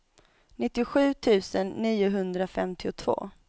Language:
Swedish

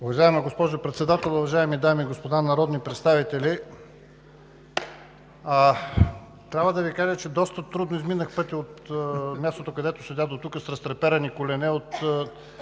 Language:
Bulgarian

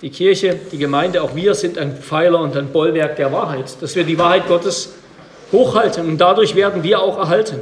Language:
German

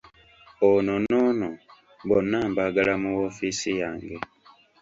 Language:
Ganda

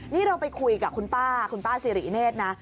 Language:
Thai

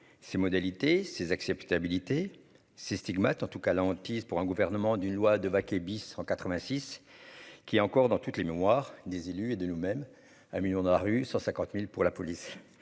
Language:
French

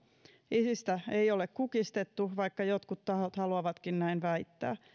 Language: Finnish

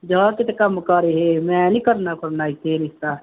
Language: Punjabi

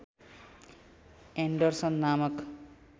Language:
Nepali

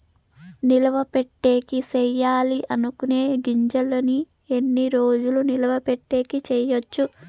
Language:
Telugu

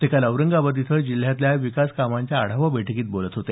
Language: Marathi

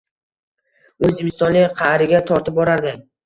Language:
Uzbek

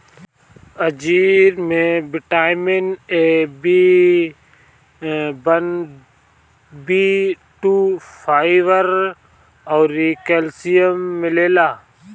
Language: Bhojpuri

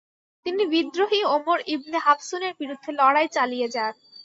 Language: Bangla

